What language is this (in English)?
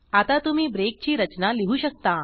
Marathi